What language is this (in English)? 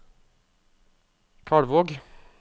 Norwegian